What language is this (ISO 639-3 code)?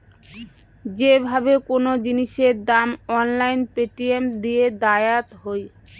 ben